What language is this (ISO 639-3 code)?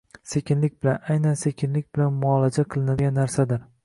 uzb